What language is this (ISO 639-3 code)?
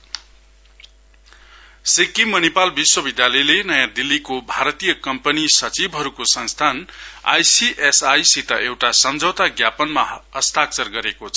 nep